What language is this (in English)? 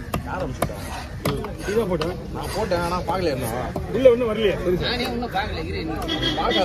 Arabic